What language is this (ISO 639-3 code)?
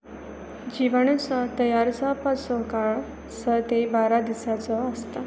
kok